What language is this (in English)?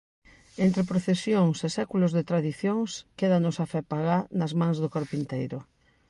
Galician